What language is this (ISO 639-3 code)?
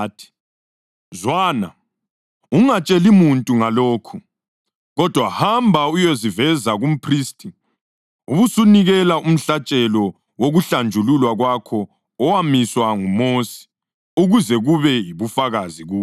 nde